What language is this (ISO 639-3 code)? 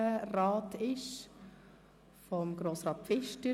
gsw